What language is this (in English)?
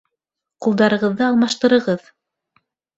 Bashkir